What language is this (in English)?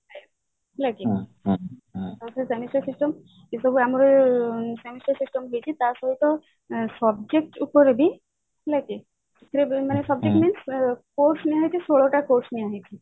Odia